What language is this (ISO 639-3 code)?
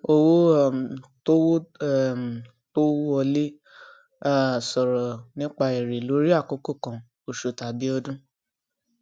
yor